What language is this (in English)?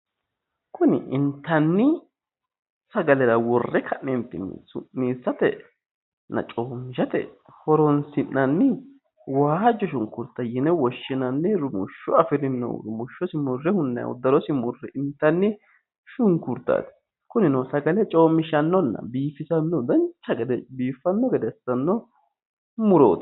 Sidamo